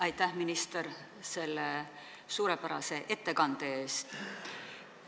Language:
Estonian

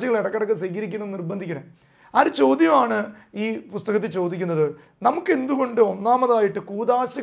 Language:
Malayalam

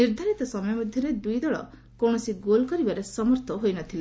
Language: Odia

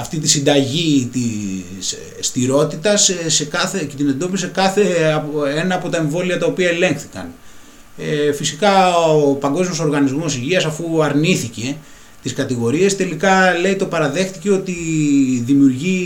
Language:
Greek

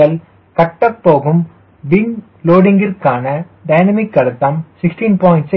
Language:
Tamil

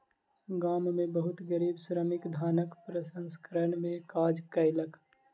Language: Maithili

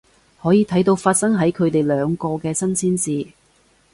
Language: Cantonese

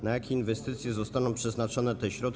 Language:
Polish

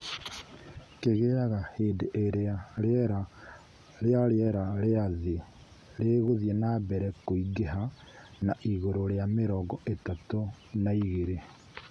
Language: Kikuyu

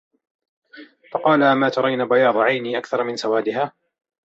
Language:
Arabic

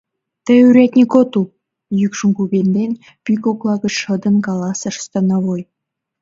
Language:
Mari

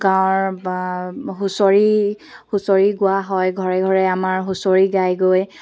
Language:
Assamese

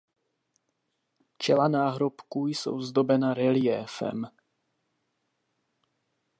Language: Czech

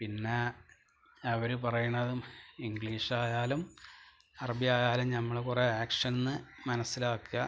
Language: Malayalam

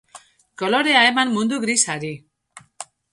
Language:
Basque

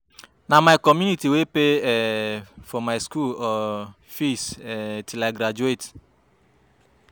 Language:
Nigerian Pidgin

